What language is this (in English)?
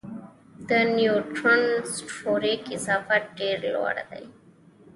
Pashto